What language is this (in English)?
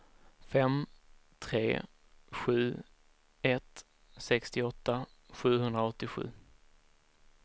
Swedish